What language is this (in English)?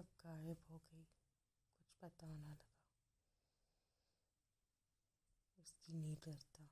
Hindi